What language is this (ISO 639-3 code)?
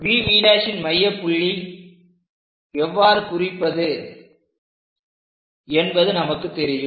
tam